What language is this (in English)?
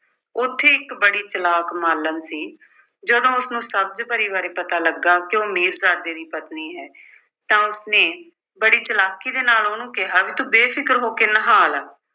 Punjabi